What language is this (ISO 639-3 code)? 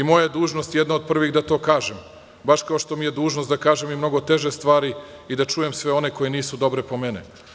srp